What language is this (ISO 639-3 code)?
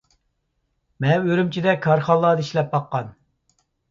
uig